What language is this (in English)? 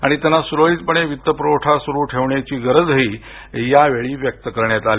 Marathi